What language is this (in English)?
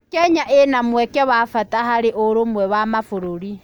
Kikuyu